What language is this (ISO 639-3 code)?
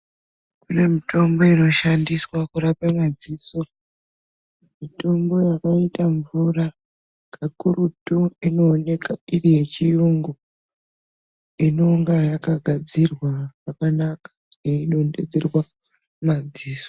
ndc